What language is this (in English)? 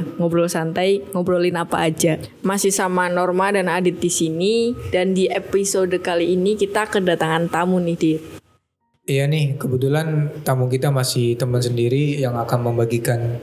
Indonesian